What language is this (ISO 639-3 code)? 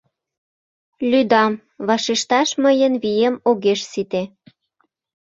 chm